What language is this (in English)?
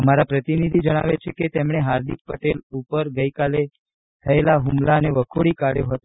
Gujarati